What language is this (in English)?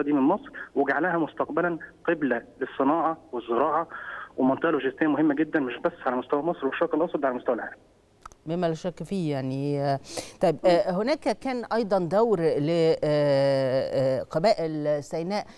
Arabic